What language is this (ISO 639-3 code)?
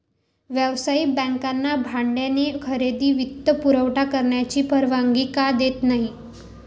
mar